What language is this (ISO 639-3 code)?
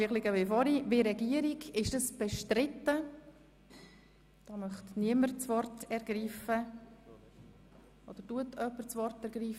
gsw